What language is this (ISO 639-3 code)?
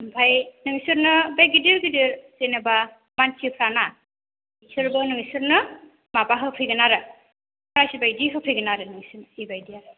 brx